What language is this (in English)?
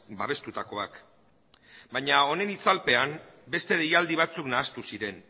Basque